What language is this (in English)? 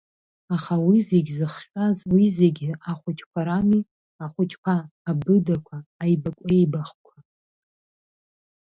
Abkhazian